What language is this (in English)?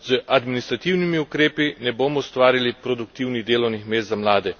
Slovenian